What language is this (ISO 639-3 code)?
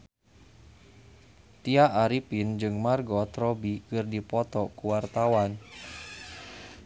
sun